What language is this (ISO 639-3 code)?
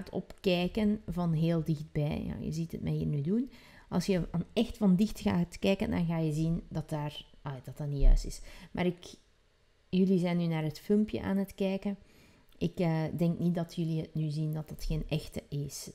nld